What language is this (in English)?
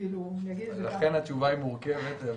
Hebrew